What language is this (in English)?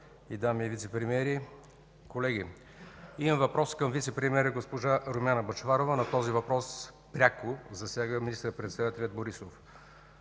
Bulgarian